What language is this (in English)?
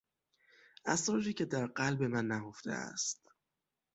Persian